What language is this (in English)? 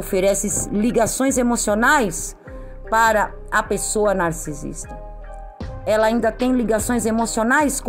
Portuguese